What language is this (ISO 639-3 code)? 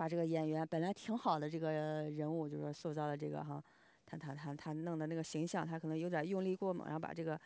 zho